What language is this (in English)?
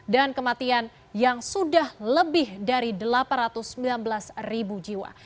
Indonesian